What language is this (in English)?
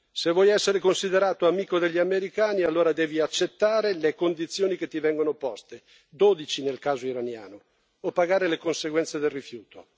Italian